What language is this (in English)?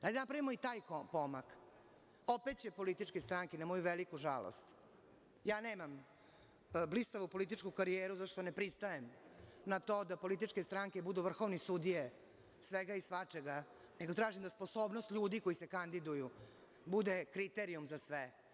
Serbian